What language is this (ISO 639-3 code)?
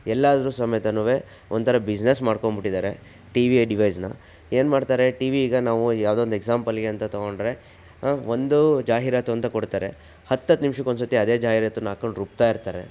kan